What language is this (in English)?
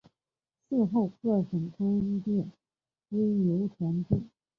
Chinese